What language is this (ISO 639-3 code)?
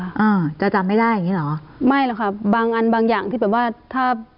tha